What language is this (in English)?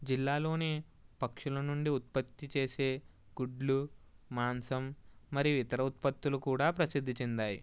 Telugu